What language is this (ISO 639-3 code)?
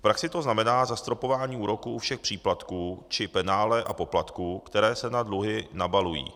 ces